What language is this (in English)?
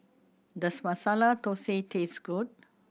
English